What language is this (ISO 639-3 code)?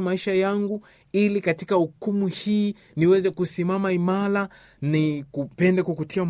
swa